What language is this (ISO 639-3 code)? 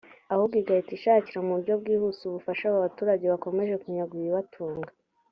kin